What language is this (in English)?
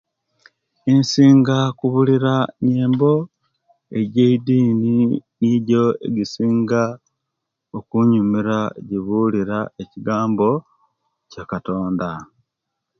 Kenyi